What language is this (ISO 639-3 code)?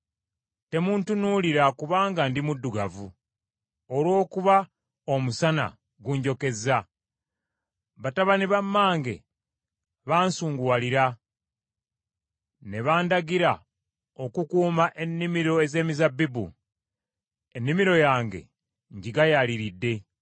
lug